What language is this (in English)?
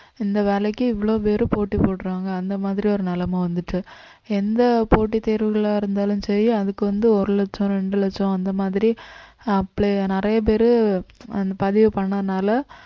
Tamil